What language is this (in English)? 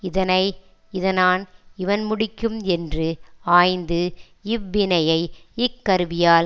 Tamil